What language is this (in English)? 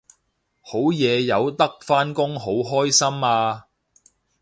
Cantonese